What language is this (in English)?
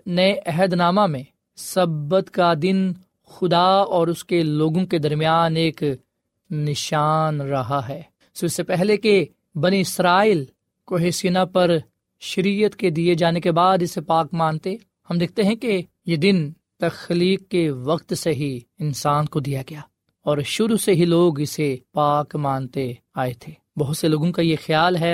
Urdu